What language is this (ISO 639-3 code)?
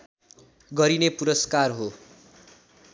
nep